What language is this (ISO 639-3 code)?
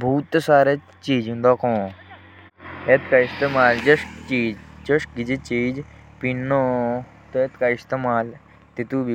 jns